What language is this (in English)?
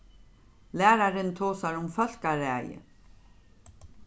Faroese